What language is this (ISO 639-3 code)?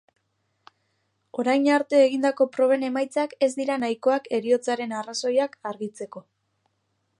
eus